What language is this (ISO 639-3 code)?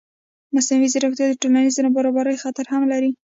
pus